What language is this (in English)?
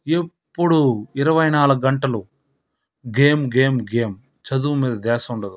Telugu